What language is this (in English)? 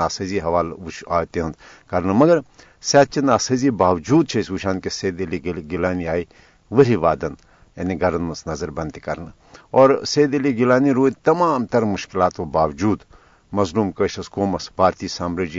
Urdu